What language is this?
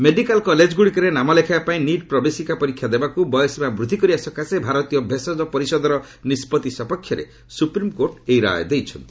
Odia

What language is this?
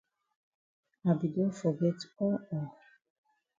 Cameroon Pidgin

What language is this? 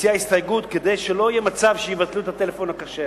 Hebrew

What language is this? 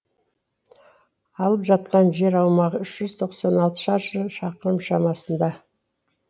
Kazakh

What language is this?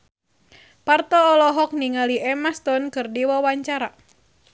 Sundanese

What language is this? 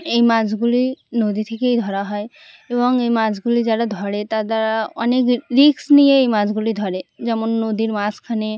Bangla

